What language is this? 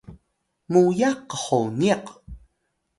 Atayal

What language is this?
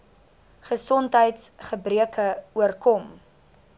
Afrikaans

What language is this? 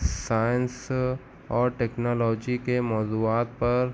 Urdu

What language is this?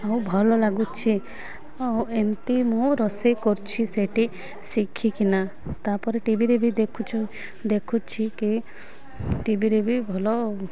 Odia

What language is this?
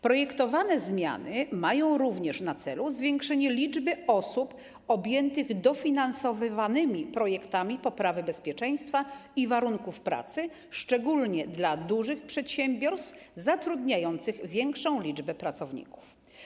Polish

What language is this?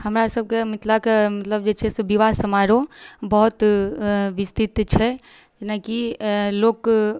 Maithili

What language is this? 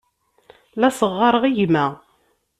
Kabyle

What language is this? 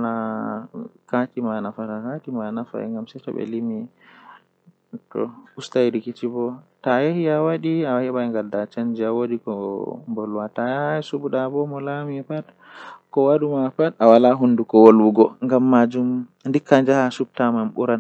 Western Niger Fulfulde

